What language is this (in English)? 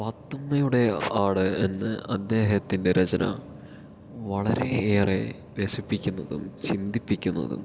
Malayalam